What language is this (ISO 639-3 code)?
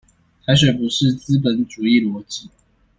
zho